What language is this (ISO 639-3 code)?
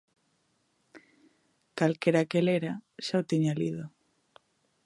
glg